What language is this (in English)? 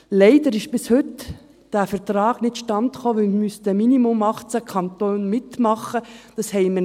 Swiss German